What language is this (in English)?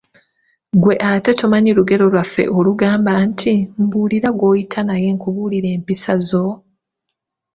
Ganda